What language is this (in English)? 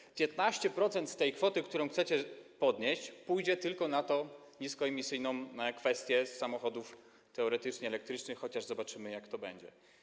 Polish